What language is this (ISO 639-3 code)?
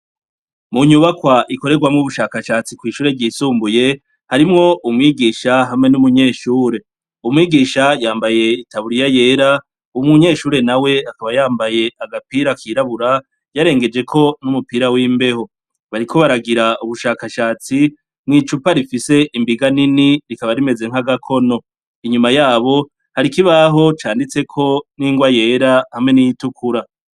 run